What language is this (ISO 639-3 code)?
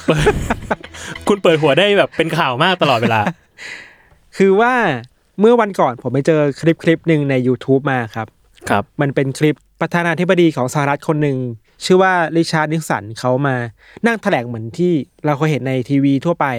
tha